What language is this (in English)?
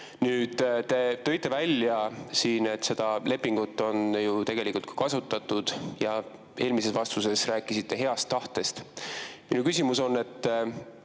Estonian